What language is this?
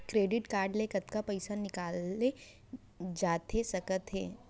Chhattisgarhi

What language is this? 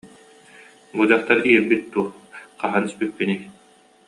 Yakut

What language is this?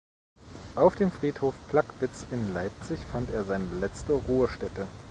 German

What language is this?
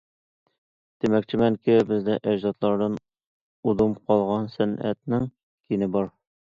Uyghur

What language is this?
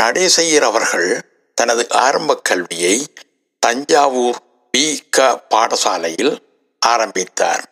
Tamil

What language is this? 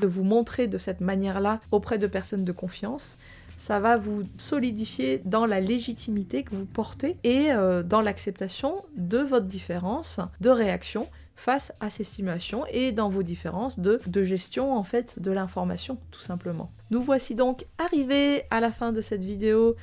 French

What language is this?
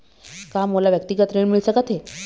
Chhattisgarhi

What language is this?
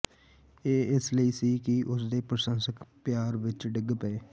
Punjabi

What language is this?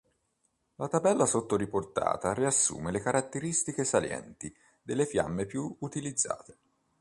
Italian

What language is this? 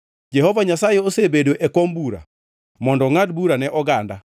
Luo (Kenya and Tanzania)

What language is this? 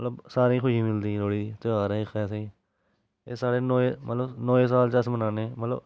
Dogri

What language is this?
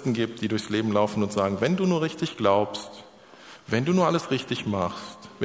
German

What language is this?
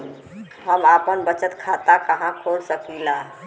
Bhojpuri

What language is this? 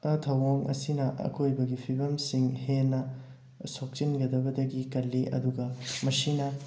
Manipuri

